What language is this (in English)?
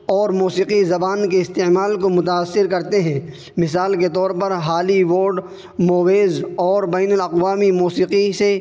Urdu